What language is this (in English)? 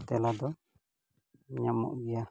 Santali